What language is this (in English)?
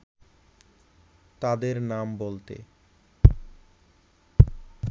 Bangla